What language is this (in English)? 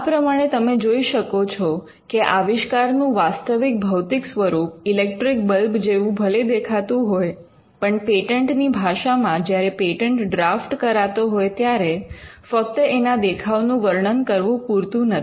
Gujarati